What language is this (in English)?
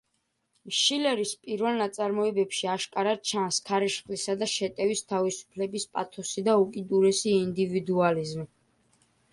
Georgian